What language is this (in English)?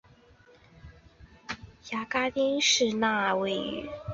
Chinese